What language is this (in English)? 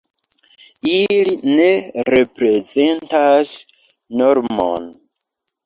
Esperanto